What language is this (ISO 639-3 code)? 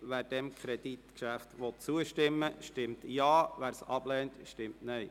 gsw